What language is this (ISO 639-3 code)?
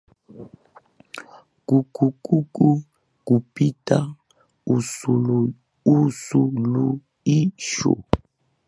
swa